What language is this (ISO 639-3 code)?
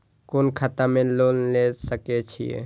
mai